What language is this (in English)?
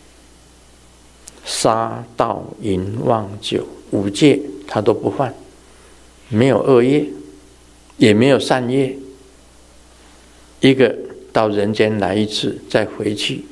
Chinese